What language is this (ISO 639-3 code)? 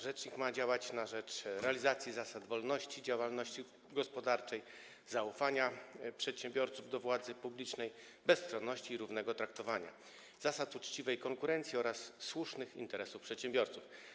pol